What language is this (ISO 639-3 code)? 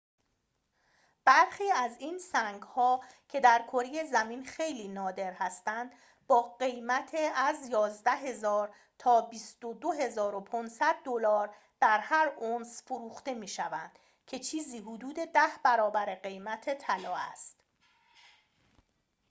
fas